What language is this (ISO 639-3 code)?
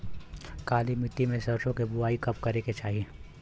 bho